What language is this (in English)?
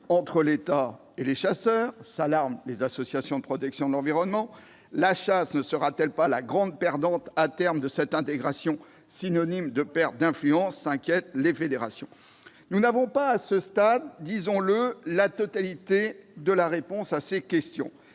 French